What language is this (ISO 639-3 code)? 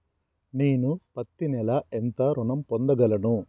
tel